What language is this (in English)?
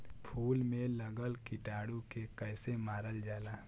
Bhojpuri